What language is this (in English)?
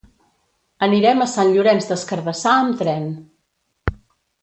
Catalan